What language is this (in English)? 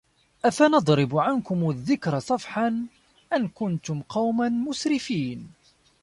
Arabic